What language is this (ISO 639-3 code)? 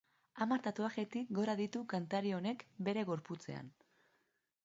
eus